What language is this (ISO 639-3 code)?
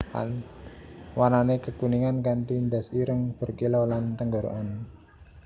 jav